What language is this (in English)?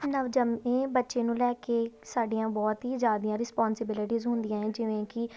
Punjabi